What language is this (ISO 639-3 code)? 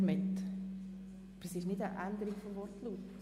gsw